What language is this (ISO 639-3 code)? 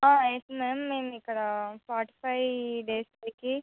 tel